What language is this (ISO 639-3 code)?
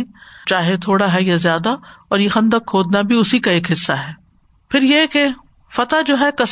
urd